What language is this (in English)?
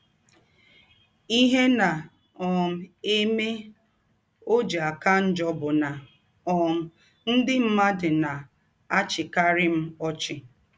Igbo